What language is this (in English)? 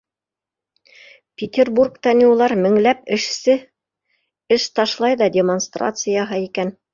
Bashkir